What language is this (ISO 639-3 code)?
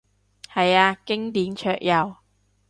yue